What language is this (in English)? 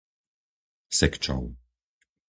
Slovak